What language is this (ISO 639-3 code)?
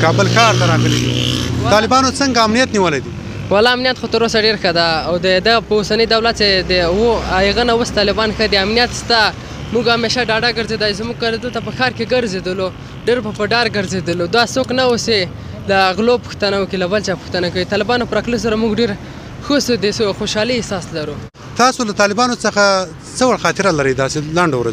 ron